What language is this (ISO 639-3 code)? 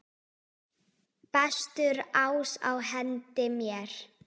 isl